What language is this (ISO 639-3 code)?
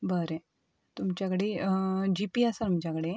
kok